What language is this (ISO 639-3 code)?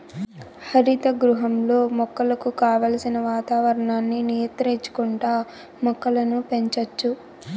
tel